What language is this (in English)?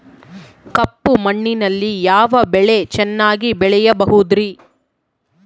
Kannada